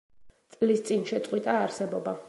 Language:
Georgian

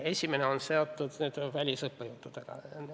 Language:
Estonian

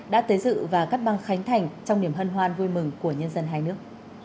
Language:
Vietnamese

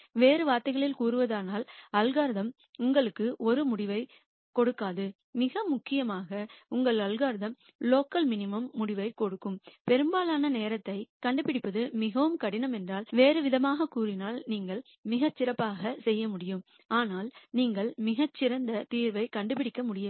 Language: Tamil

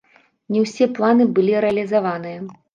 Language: Belarusian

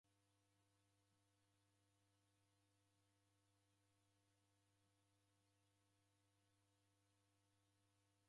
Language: Taita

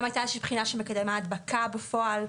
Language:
Hebrew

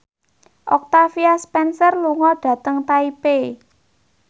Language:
Javanese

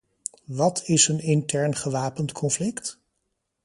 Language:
Dutch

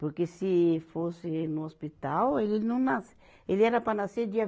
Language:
Portuguese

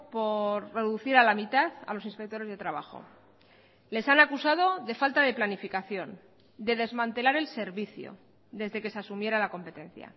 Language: Spanish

